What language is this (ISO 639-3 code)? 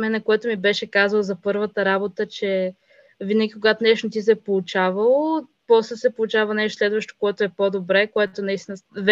bul